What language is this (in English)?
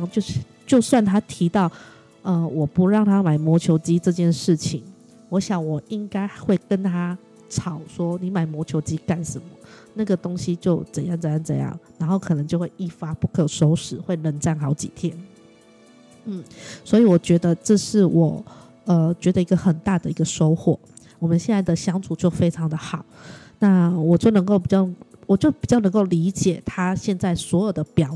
Chinese